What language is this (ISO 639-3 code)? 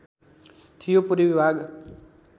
nep